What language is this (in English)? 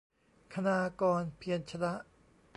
Thai